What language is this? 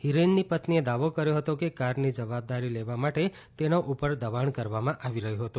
Gujarati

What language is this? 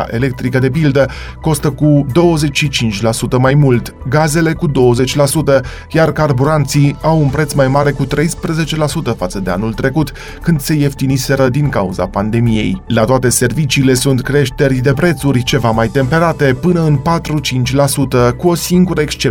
Romanian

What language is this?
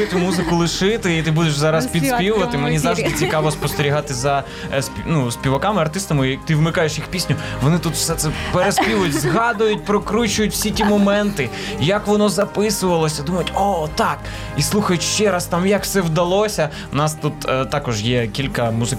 Ukrainian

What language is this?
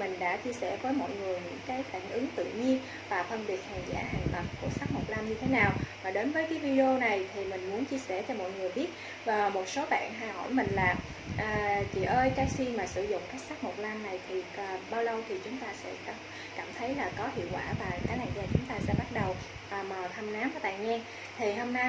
Vietnamese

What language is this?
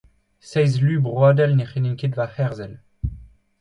Breton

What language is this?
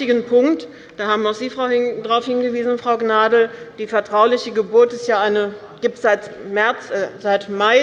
German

